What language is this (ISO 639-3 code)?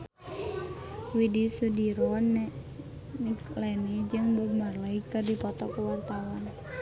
sun